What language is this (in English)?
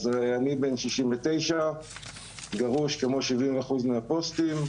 Hebrew